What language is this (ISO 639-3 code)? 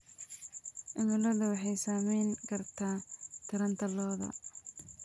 som